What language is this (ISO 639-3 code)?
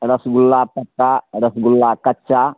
mai